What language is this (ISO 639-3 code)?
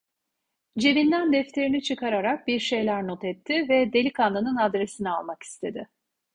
tur